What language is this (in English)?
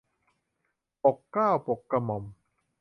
Thai